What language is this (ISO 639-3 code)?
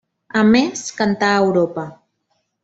cat